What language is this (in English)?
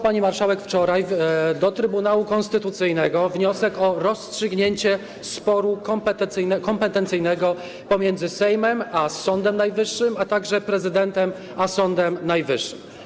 Polish